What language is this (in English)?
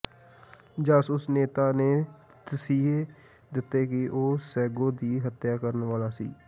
Punjabi